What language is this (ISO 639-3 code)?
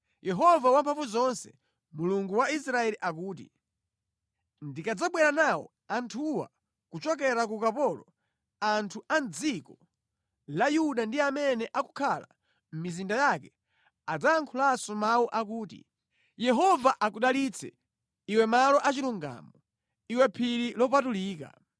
nya